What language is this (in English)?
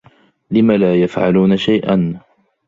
Arabic